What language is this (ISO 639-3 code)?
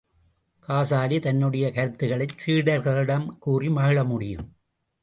tam